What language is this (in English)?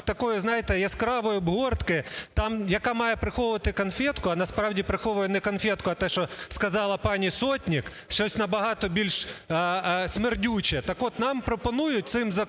Ukrainian